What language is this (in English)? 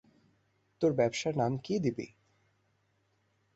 Bangla